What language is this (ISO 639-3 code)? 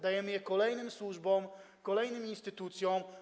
pol